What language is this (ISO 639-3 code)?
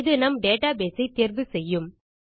tam